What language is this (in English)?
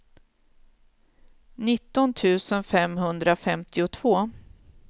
Swedish